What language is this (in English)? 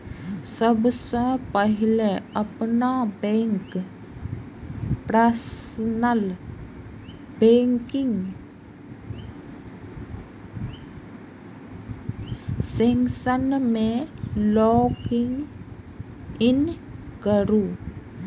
Maithili